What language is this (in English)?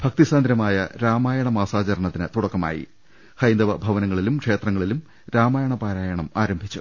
Malayalam